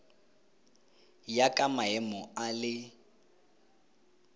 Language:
Tswana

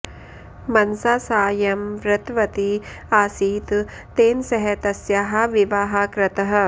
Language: Sanskrit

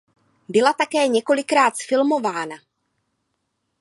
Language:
Czech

